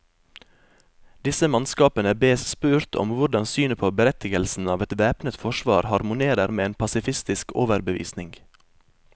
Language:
Norwegian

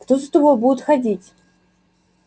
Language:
Russian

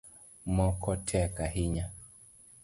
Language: Luo (Kenya and Tanzania)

